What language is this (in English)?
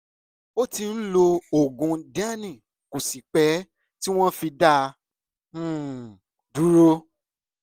Yoruba